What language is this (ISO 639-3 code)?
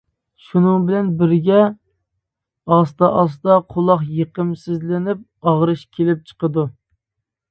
uig